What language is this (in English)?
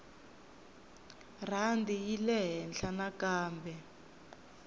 Tsonga